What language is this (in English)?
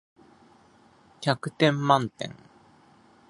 Japanese